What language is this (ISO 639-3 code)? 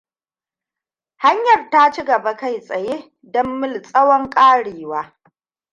hau